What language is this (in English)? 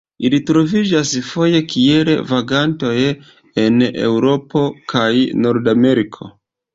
Esperanto